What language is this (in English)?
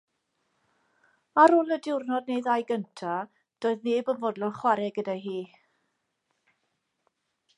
Welsh